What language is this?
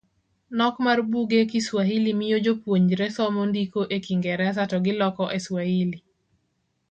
Luo (Kenya and Tanzania)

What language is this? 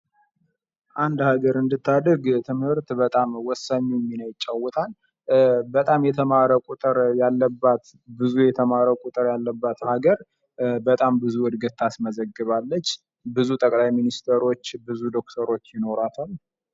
Amharic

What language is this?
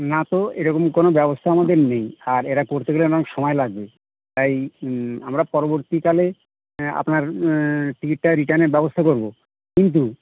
Bangla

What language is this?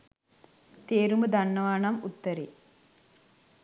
Sinhala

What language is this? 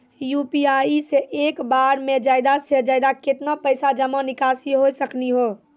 Maithili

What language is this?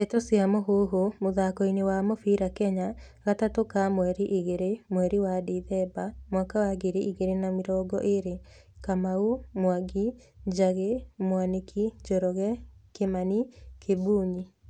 Kikuyu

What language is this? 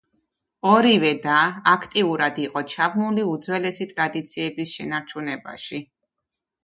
Georgian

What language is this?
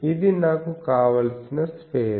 Telugu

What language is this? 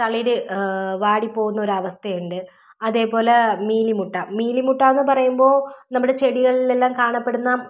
Malayalam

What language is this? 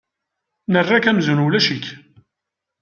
Kabyle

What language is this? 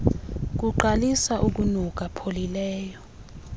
Xhosa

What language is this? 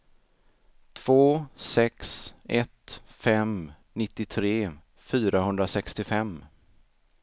Swedish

